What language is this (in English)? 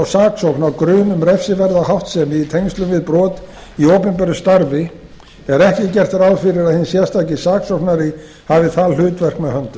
Icelandic